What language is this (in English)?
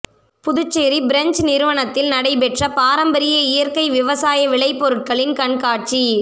Tamil